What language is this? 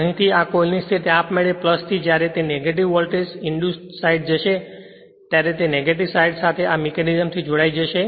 Gujarati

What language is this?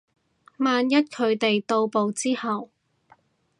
Cantonese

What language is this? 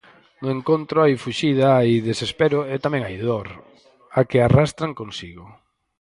Galician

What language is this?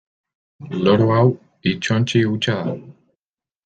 Basque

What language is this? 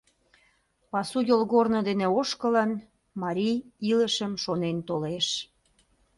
Mari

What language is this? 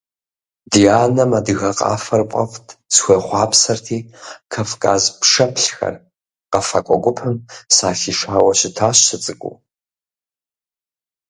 Kabardian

